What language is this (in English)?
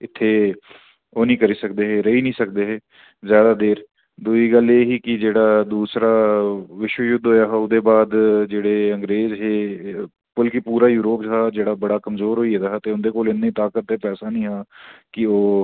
Dogri